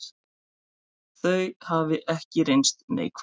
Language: Icelandic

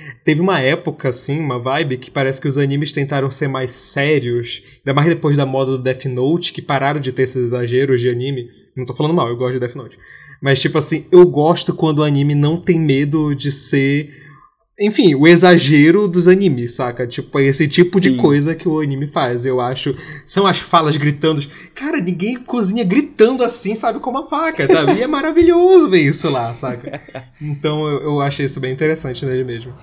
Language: Portuguese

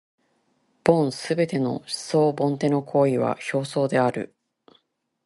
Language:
Japanese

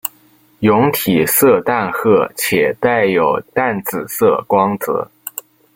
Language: Chinese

